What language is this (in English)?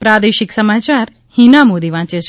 Gujarati